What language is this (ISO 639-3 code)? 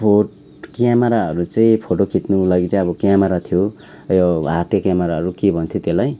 nep